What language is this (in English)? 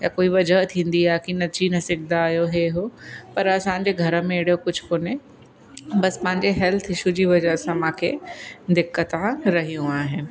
Sindhi